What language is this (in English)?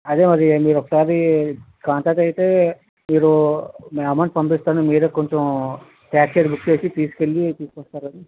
Telugu